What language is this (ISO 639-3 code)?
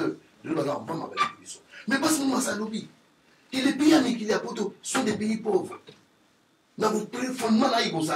fra